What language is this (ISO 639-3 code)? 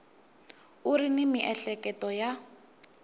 tso